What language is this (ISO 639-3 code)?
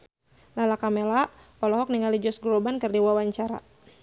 sun